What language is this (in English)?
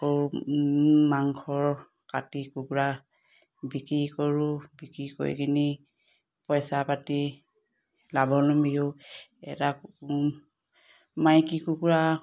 Assamese